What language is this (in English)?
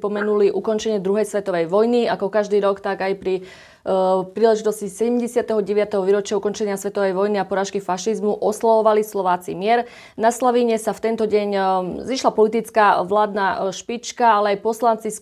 Slovak